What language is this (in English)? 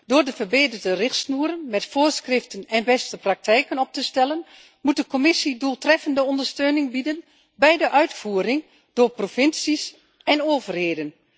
Dutch